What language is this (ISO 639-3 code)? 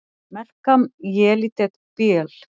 isl